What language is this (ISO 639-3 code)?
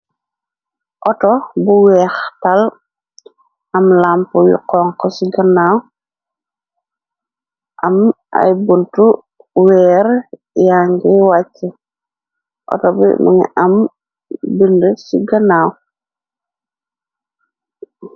wol